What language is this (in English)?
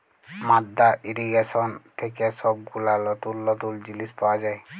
Bangla